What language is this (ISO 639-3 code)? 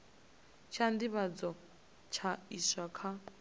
ven